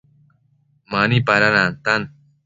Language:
Matsés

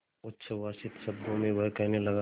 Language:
Hindi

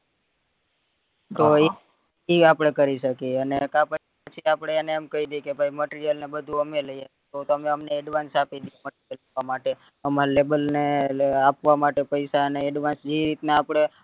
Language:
Gujarati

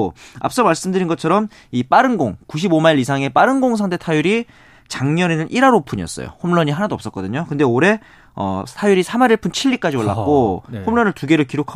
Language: Korean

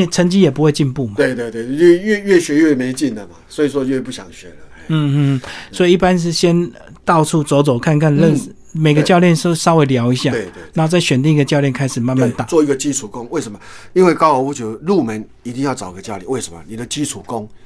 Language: Chinese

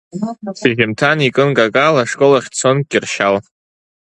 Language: Abkhazian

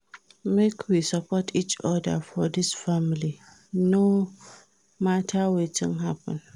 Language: Nigerian Pidgin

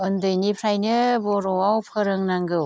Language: Bodo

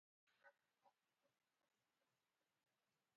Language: Kalenjin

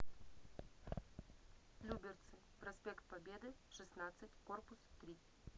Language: Russian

